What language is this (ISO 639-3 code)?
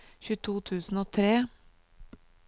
nor